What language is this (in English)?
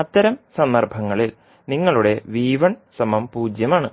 Malayalam